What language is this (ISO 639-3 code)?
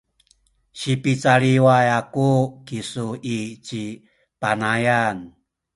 szy